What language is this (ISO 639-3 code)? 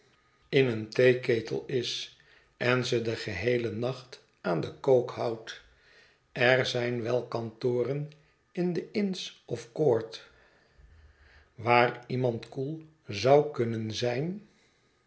nld